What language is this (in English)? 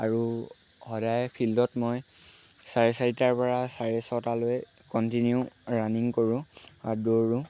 Assamese